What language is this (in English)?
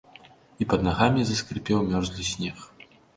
Belarusian